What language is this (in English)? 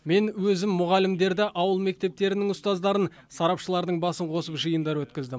Kazakh